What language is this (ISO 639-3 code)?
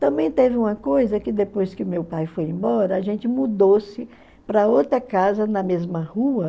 por